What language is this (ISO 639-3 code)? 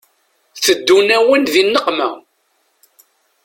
kab